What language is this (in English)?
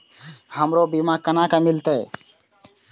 Maithili